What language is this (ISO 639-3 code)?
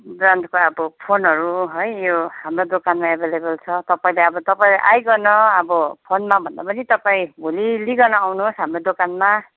nep